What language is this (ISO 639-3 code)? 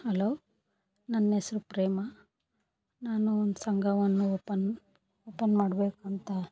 kan